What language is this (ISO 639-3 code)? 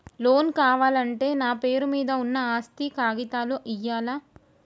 tel